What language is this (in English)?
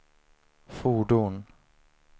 Swedish